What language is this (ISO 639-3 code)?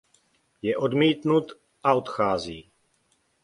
ces